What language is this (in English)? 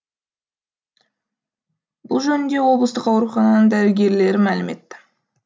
Kazakh